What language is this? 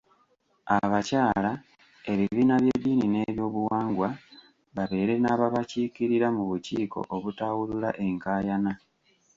Ganda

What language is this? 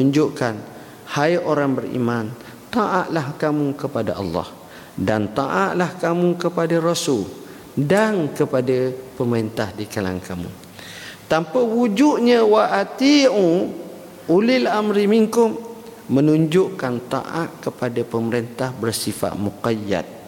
Malay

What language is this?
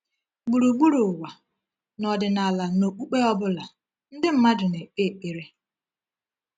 Igbo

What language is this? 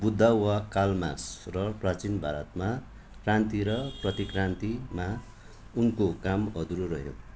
Nepali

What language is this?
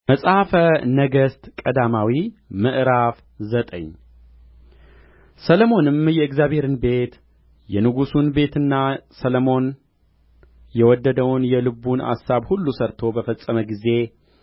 Amharic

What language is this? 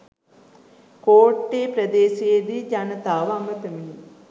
Sinhala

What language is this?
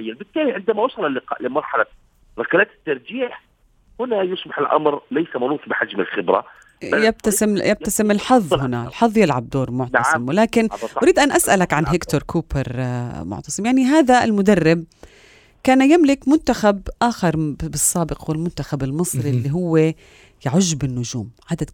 Arabic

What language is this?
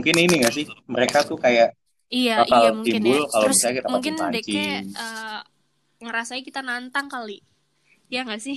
Indonesian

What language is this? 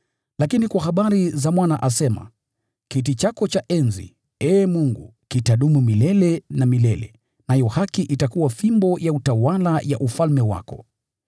Swahili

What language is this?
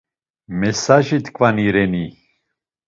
Laz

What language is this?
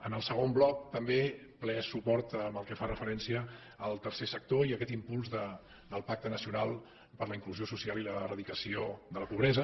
Catalan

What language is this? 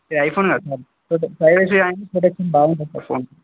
Telugu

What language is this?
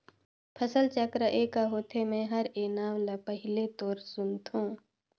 Chhattisgarhi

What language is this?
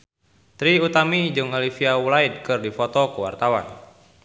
Sundanese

